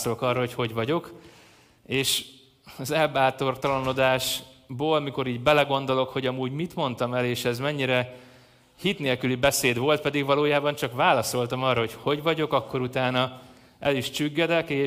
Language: Hungarian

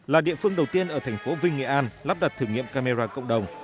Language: Vietnamese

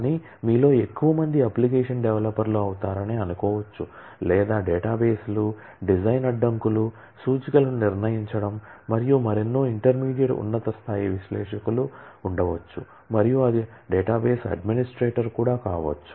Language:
Telugu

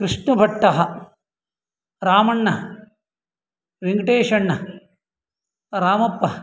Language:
Sanskrit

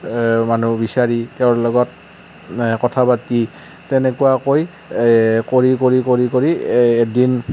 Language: Assamese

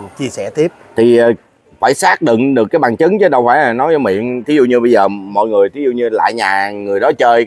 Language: Vietnamese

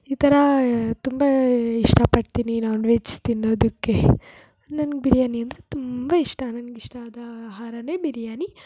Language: Kannada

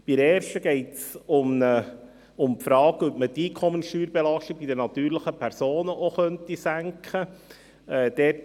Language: Swiss German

